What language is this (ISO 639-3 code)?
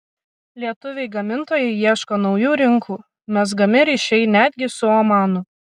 lit